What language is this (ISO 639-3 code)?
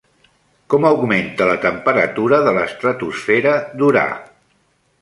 cat